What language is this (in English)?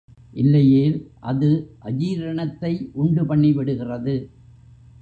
Tamil